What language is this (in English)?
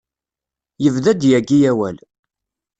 Kabyle